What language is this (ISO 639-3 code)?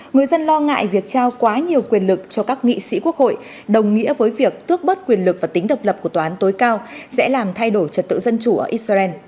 vie